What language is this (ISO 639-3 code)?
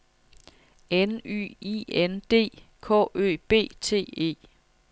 dan